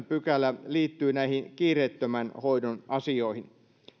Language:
Finnish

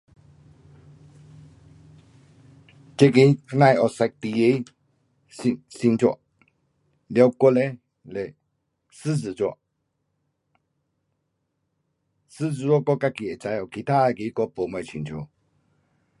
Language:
Pu-Xian Chinese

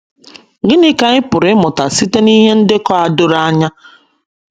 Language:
Igbo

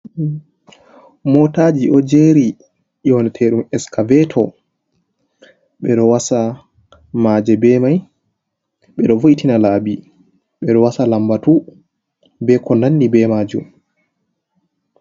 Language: Fula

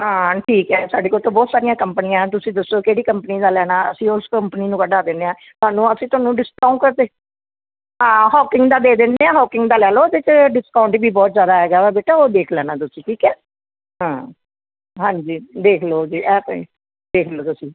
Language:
Punjabi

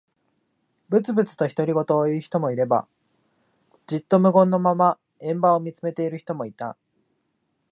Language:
Japanese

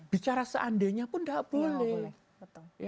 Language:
Indonesian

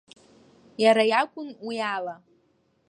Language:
Abkhazian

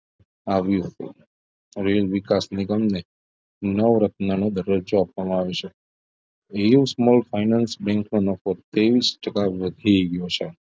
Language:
Gujarati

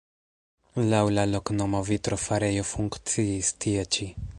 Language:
Esperanto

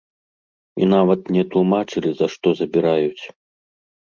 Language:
Belarusian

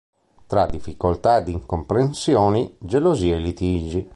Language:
Italian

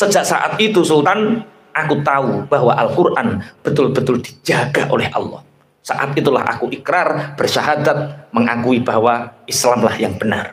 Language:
Indonesian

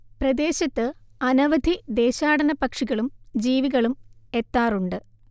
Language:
Malayalam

